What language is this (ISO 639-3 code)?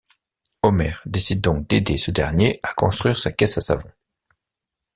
fra